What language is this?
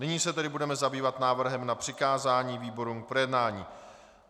Czech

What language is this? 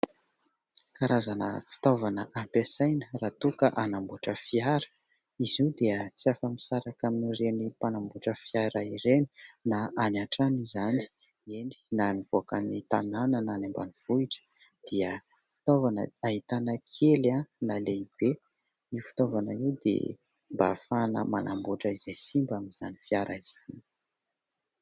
Malagasy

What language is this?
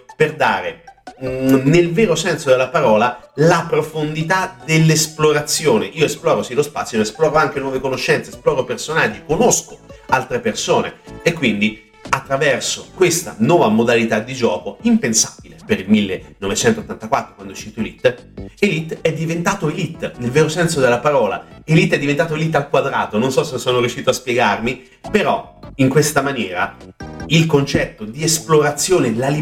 Italian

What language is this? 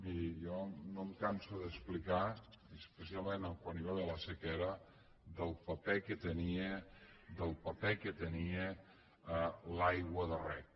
Catalan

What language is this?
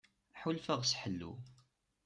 Kabyle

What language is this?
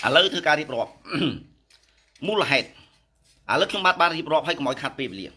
Thai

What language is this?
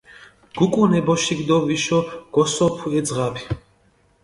Mingrelian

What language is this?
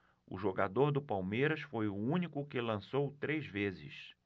Portuguese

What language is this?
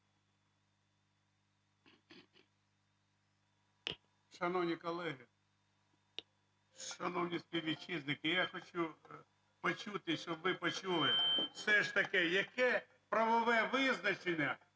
Ukrainian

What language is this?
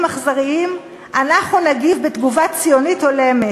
Hebrew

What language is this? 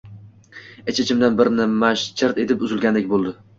Uzbek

